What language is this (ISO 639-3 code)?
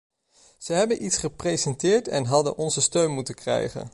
nld